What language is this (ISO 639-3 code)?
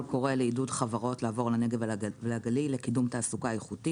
heb